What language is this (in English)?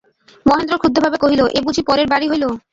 Bangla